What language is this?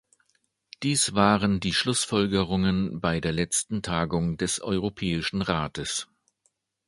German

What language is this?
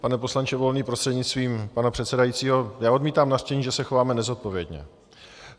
Czech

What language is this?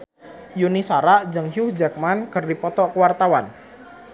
Sundanese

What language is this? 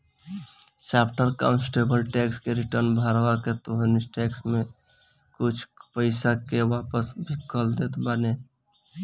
Bhojpuri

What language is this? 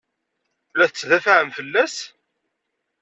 Kabyle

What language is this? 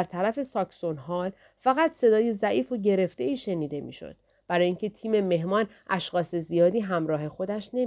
Persian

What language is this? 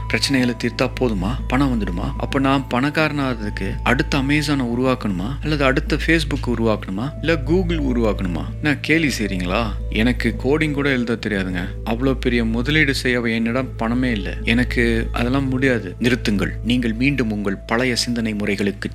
Tamil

